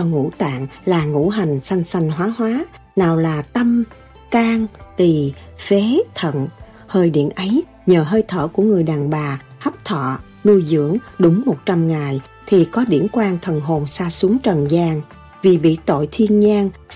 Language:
Vietnamese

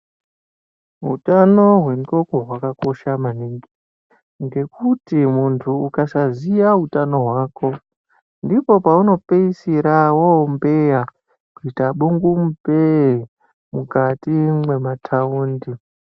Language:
Ndau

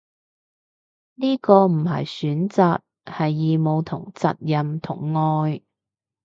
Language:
Cantonese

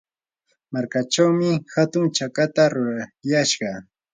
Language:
Yanahuanca Pasco Quechua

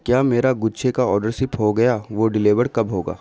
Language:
Urdu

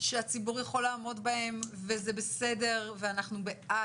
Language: Hebrew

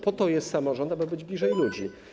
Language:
Polish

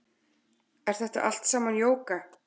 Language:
Icelandic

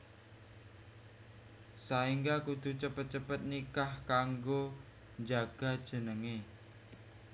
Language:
Javanese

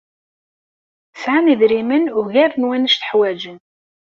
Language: Kabyle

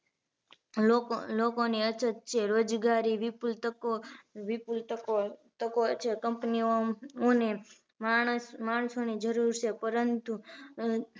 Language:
Gujarati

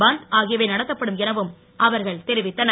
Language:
Tamil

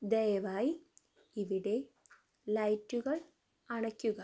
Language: Malayalam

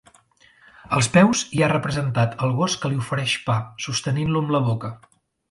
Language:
Catalan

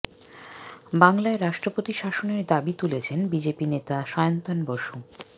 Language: Bangla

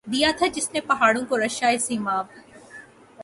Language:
Urdu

